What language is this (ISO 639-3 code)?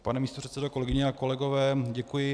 ces